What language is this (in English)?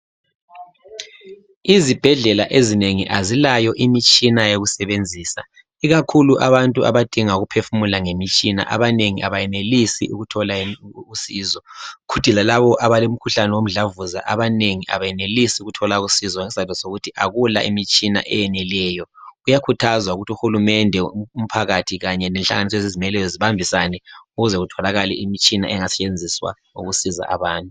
North Ndebele